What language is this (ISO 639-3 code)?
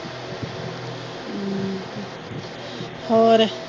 pan